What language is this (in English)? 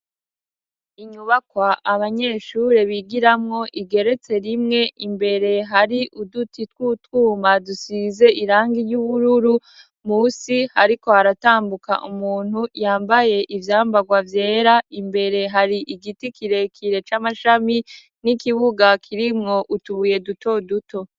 Rundi